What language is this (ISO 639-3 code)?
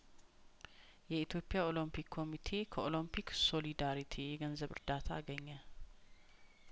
amh